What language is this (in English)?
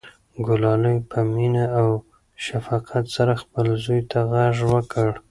Pashto